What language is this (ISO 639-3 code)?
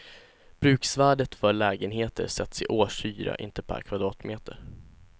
swe